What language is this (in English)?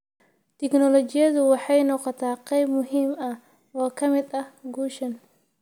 Somali